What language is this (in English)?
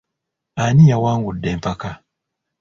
Ganda